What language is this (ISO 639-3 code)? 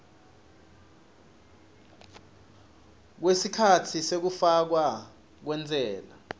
ssw